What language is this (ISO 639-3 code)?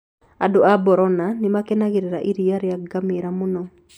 kik